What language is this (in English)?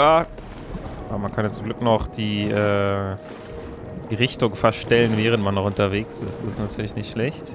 German